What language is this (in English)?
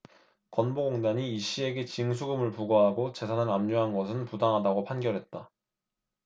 Korean